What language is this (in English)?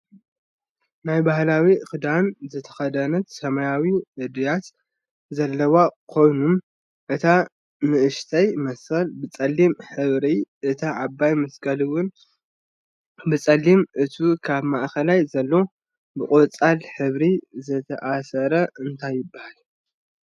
Tigrinya